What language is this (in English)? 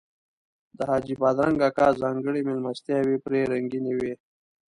Pashto